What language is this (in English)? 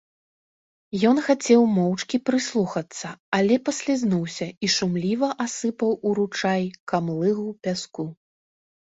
Belarusian